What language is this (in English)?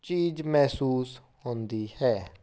Punjabi